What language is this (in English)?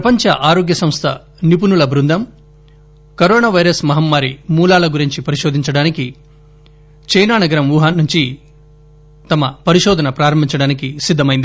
Telugu